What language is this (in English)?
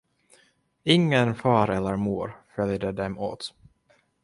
Swedish